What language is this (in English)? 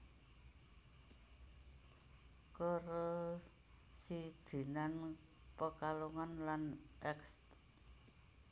Javanese